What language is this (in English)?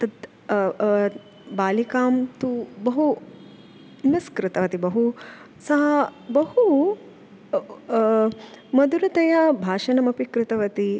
Sanskrit